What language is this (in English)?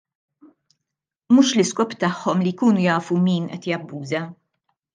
Maltese